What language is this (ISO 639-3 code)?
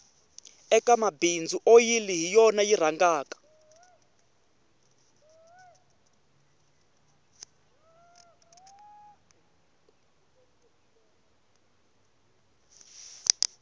tso